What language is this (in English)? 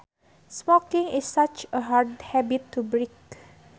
Sundanese